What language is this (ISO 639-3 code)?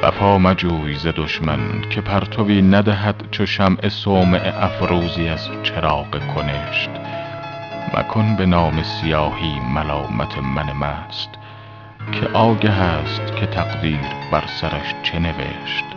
fas